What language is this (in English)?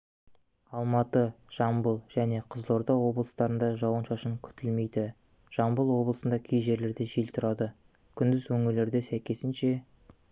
Kazakh